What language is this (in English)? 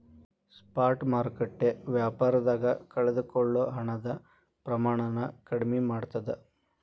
Kannada